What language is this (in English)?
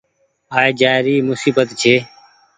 Goaria